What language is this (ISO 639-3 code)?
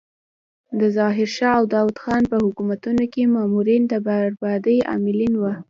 pus